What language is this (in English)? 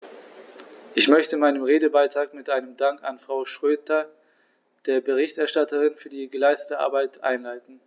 German